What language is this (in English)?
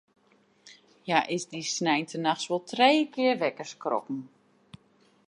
Western Frisian